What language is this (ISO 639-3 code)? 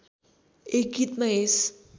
nep